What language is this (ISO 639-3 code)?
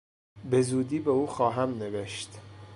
fas